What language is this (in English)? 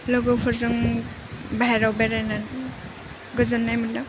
Bodo